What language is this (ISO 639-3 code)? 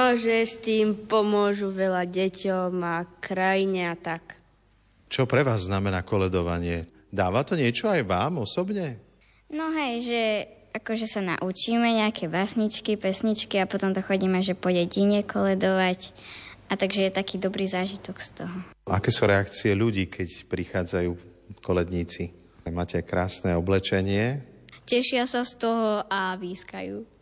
slk